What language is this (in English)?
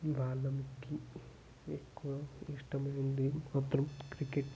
Telugu